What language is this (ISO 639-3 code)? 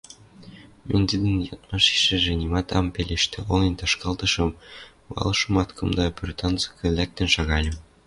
mrj